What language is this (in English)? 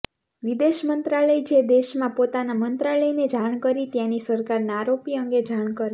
Gujarati